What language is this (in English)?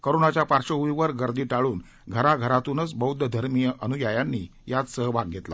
Marathi